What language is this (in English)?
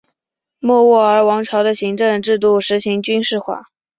Chinese